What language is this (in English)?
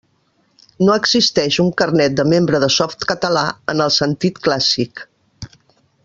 Catalan